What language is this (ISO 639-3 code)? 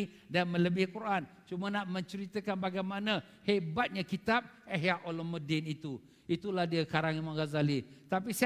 msa